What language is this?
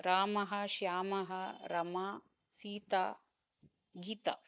Sanskrit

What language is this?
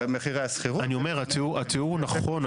Hebrew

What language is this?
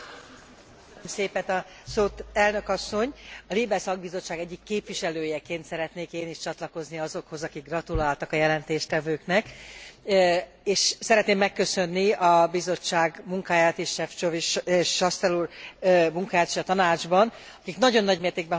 Hungarian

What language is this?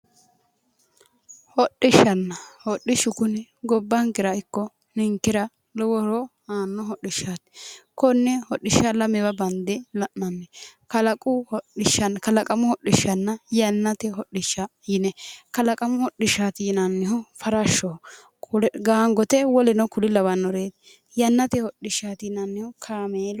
Sidamo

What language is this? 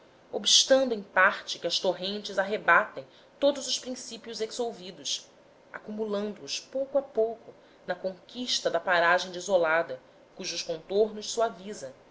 Portuguese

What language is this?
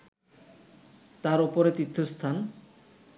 Bangla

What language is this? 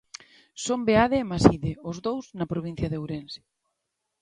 Galician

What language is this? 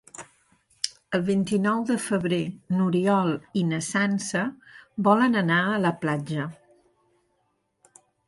Catalan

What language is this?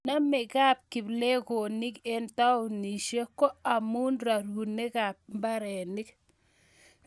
Kalenjin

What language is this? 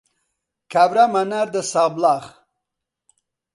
Central Kurdish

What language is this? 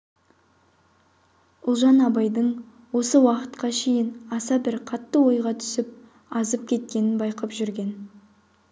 Kazakh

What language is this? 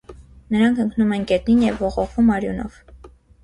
Armenian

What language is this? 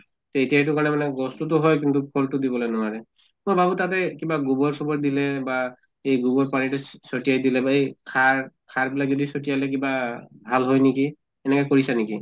Assamese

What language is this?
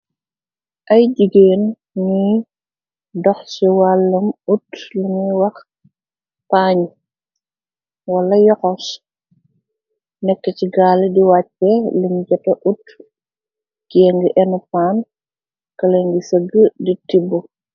Wolof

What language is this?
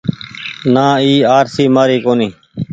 Goaria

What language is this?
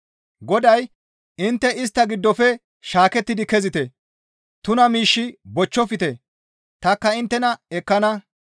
Gamo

